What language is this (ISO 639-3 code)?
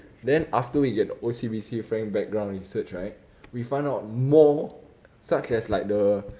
eng